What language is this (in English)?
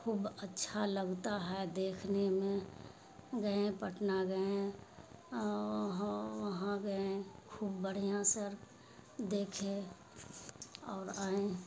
Urdu